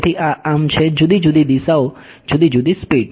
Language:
Gujarati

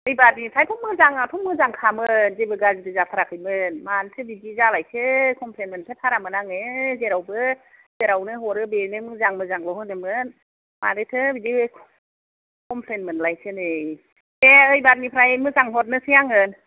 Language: Bodo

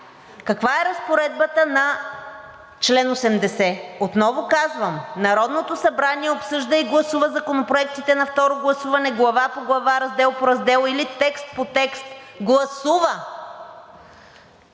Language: Bulgarian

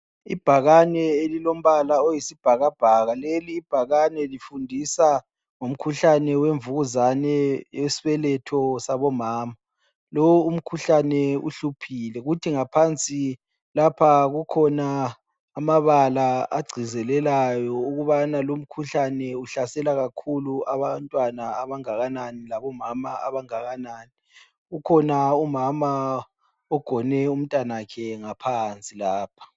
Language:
North Ndebele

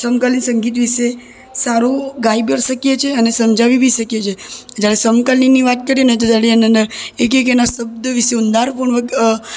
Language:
Gujarati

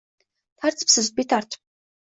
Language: Uzbek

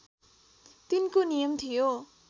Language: Nepali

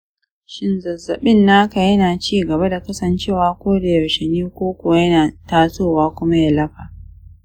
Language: Hausa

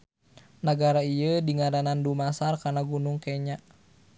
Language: Sundanese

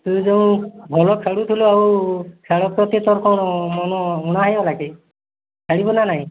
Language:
Odia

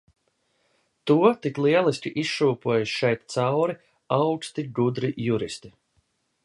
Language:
Latvian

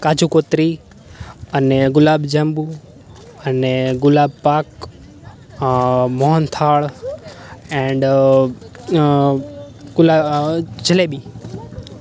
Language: Gujarati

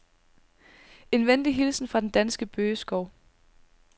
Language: Danish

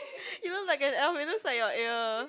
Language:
English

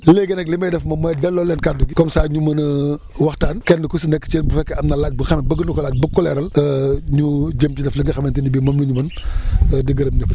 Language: Wolof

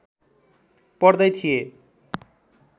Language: Nepali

